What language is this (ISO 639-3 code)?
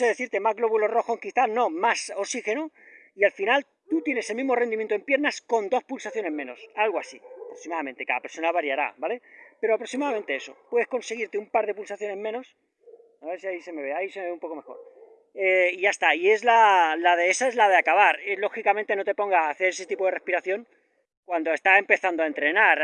spa